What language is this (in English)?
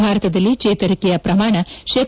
Kannada